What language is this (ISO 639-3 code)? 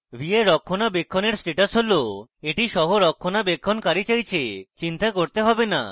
ben